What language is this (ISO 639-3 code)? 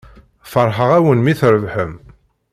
kab